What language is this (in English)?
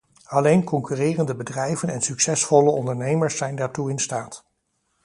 Dutch